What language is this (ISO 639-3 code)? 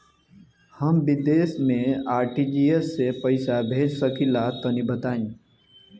bho